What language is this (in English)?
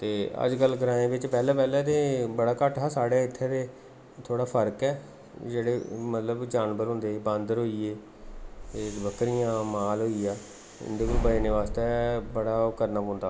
Dogri